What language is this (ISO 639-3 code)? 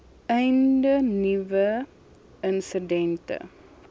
afr